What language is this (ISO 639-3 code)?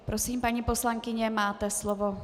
ces